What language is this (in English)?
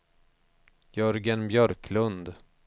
Swedish